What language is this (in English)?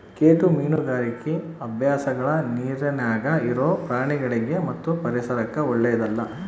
Kannada